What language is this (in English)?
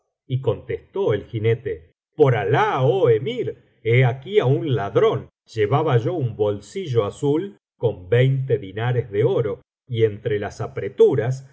Spanish